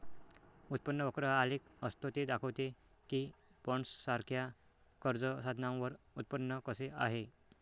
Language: Marathi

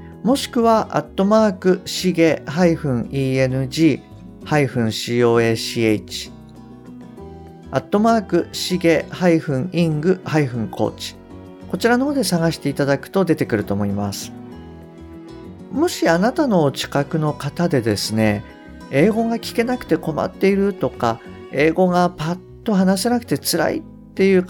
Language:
Japanese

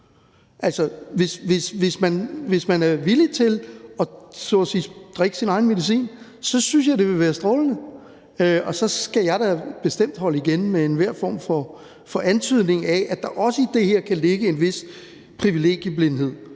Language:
Danish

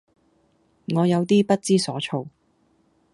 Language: Cantonese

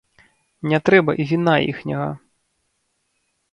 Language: Belarusian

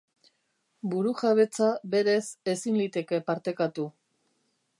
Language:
Basque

